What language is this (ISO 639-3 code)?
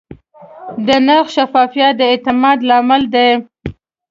pus